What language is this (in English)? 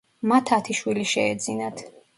Georgian